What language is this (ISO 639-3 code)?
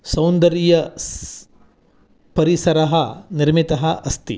san